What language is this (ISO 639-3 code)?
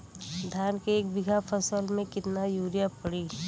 bho